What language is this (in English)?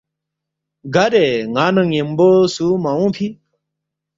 Balti